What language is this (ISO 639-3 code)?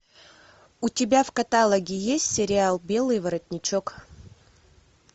rus